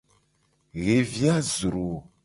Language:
Gen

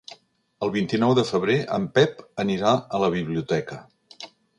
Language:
Catalan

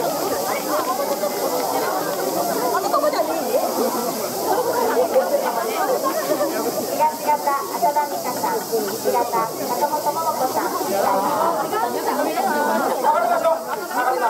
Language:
Japanese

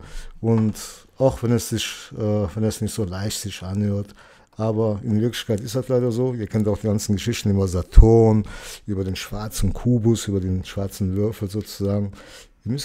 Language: German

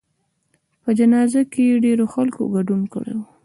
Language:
Pashto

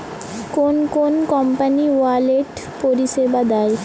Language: Bangla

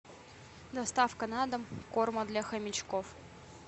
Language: Russian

